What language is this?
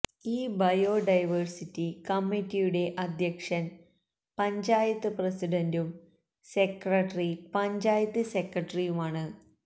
Malayalam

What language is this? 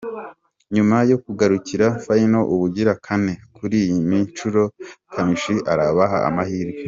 Kinyarwanda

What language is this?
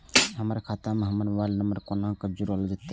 Maithili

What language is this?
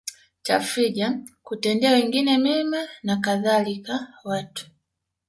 Swahili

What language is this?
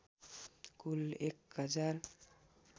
Nepali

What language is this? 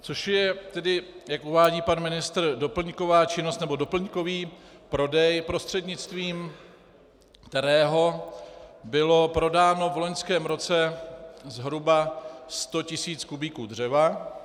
Czech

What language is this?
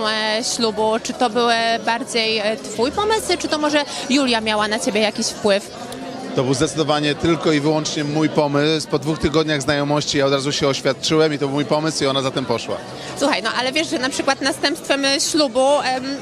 Polish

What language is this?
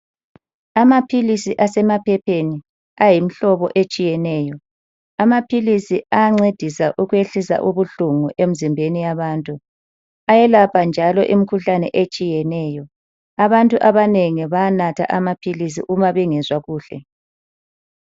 North Ndebele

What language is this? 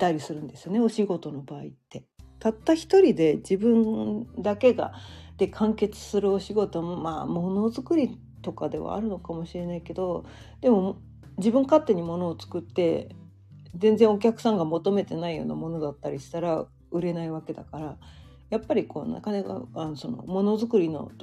Japanese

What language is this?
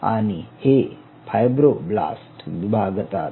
Marathi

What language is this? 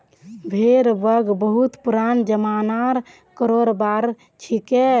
Magahi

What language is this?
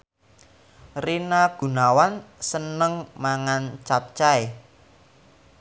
Javanese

